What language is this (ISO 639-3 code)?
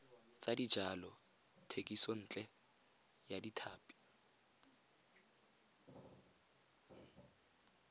tsn